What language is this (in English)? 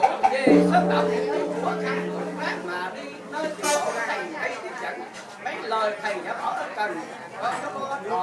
Vietnamese